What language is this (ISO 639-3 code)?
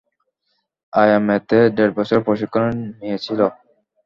ben